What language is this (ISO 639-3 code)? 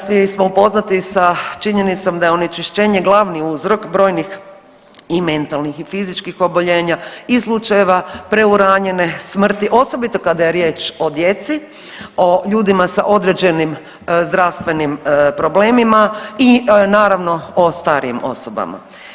hrv